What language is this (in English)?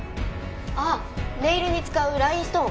Japanese